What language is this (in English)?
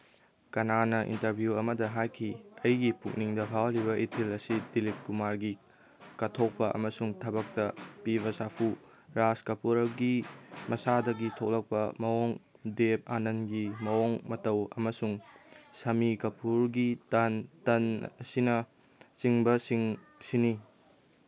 Manipuri